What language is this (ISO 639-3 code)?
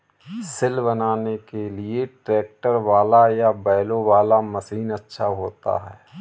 hin